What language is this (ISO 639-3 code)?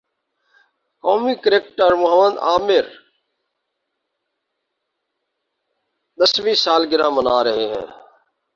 urd